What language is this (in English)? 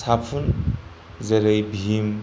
Bodo